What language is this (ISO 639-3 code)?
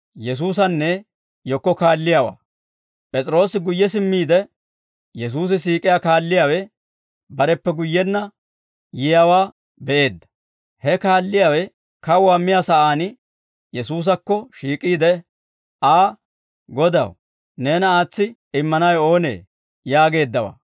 dwr